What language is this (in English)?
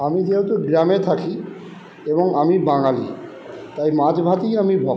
Bangla